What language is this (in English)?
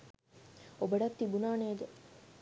Sinhala